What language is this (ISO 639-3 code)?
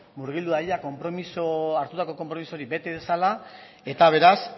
eus